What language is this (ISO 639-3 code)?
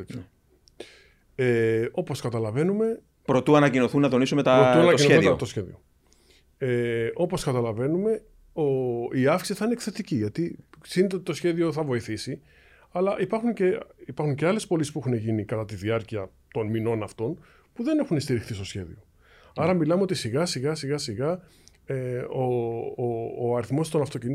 ell